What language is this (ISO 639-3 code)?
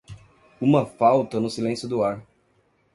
por